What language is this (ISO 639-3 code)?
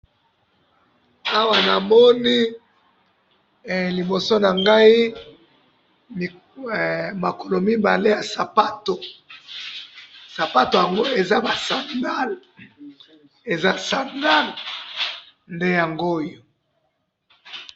lin